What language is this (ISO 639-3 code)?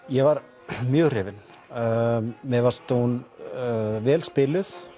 isl